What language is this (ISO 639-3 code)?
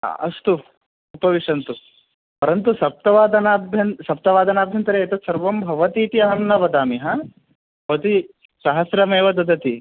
san